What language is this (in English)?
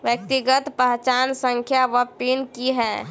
Maithili